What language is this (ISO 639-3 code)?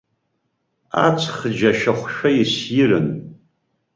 abk